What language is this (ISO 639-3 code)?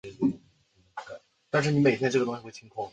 zho